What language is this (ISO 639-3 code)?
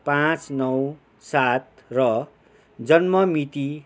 nep